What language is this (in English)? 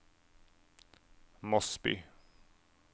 Norwegian